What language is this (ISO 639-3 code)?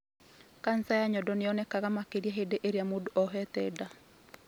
kik